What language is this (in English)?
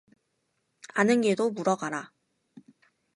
Korean